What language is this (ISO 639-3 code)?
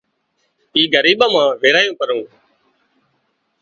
kxp